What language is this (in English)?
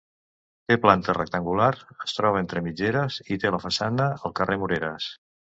Catalan